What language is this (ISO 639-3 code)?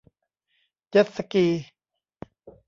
tha